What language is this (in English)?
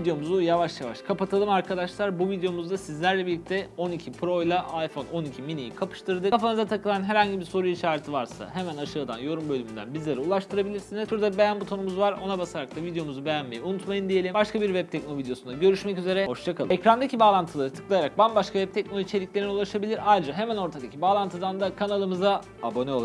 Turkish